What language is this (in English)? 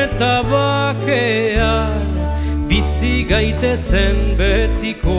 Greek